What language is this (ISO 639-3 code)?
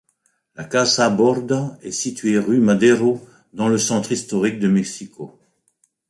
fra